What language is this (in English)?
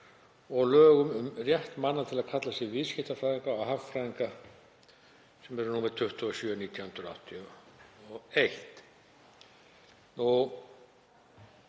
Icelandic